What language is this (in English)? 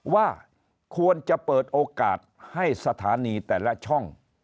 Thai